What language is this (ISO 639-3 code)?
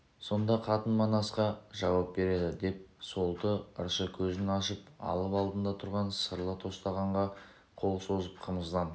kaz